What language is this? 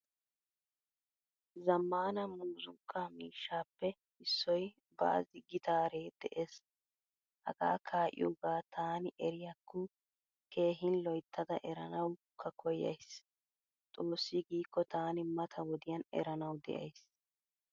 Wolaytta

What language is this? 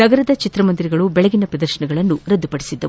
Kannada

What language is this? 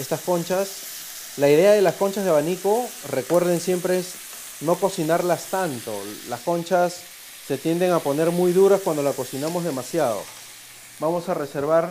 Spanish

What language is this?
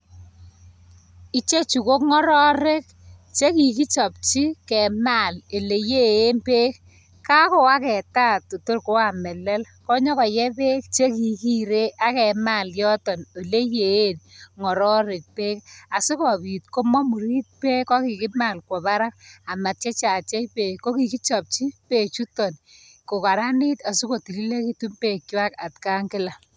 Kalenjin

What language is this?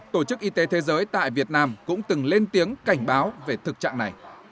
Vietnamese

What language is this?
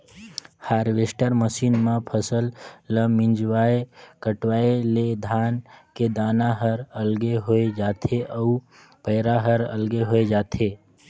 Chhattisgarhi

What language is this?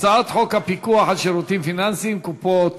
Hebrew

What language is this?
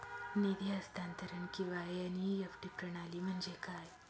Marathi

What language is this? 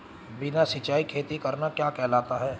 Hindi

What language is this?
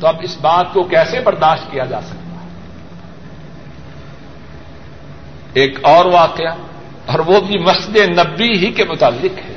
Urdu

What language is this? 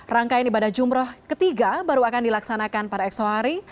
Indonesian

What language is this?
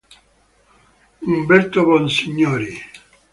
Italian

